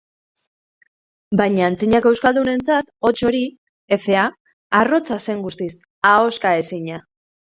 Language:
Basque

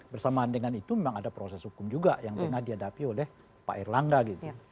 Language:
Indonesian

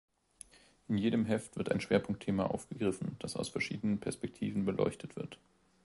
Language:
German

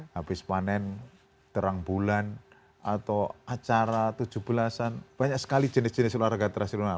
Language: Indonesian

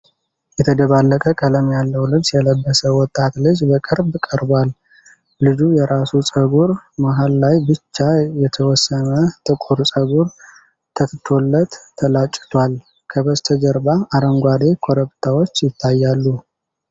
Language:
Amharic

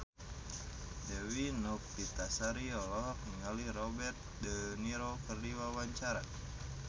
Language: Sundanese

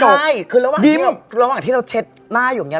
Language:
Thai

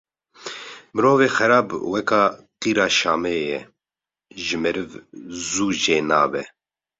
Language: Kurdish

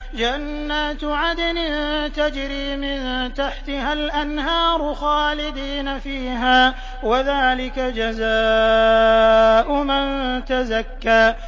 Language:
Arabic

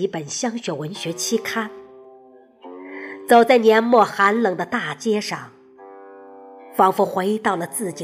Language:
Chinese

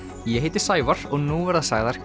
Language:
Icelandic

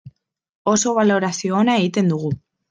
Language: Basque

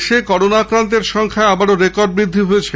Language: Bangla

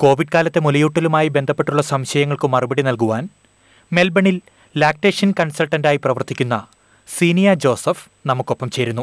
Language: Malayalam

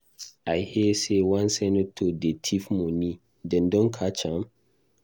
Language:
Nigerian Pidgin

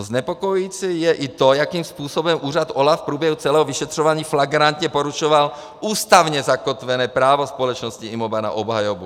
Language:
Czech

